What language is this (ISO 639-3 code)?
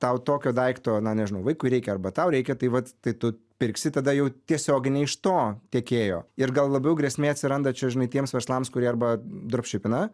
lit